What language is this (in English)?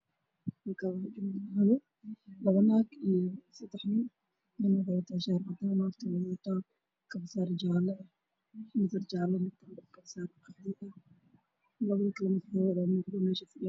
Somali